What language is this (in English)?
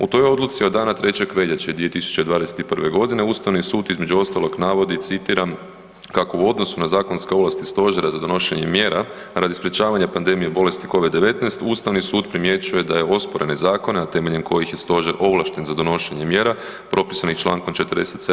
Croatian